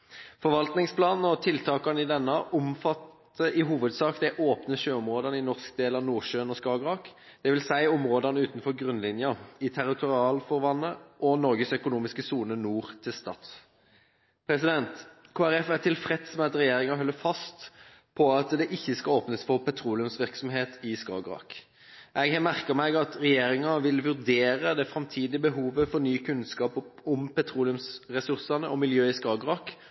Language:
Norwegian Bokmål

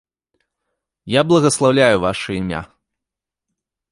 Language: Belarusian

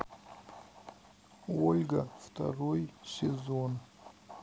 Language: Russian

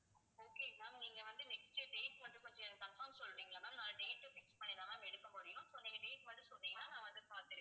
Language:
Tamil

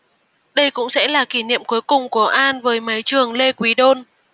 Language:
Vietnamese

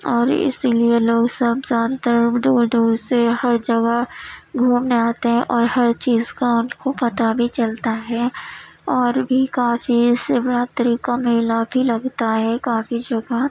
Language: Urdu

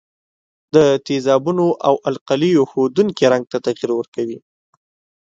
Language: Pashto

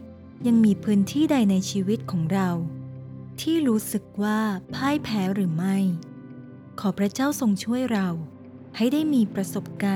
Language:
Thai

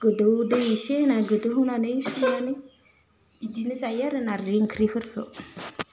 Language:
Bodo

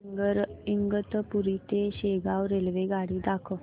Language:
Marathi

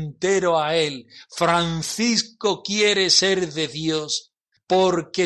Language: Spanish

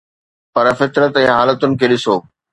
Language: Sindhi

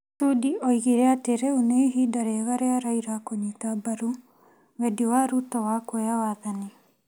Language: Kikuyu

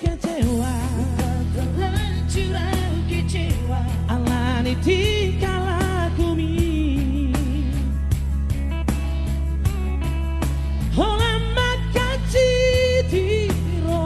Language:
Indonesian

